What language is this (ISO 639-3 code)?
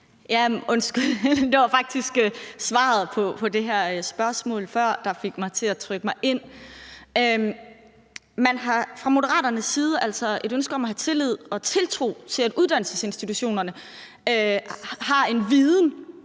dan